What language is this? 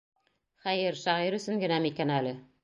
Bashkir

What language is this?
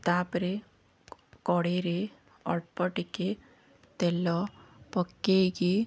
Odia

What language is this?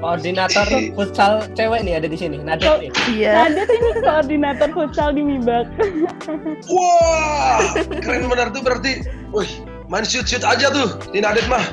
Indonesian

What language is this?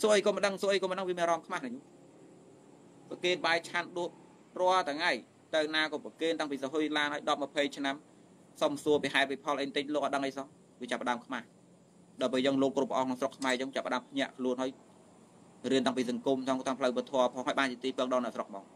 Vietnamese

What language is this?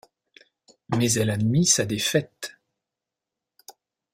French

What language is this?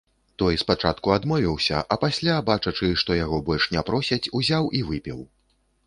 Belarusian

